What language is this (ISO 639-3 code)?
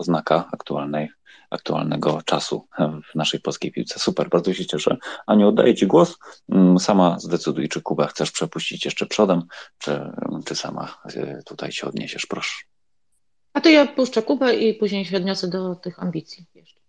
pol